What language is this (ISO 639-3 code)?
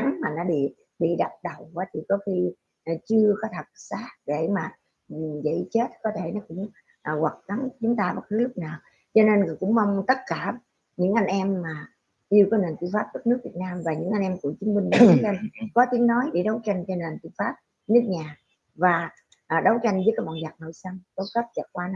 vie